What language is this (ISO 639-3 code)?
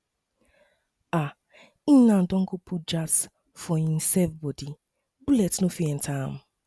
pcm